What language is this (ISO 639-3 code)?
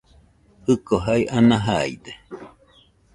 hux